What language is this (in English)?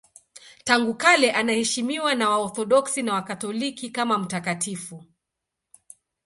Swahili